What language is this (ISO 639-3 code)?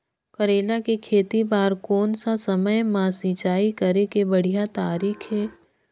hne